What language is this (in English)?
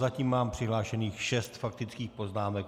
Czech